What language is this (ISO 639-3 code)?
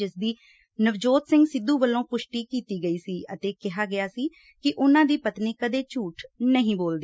pan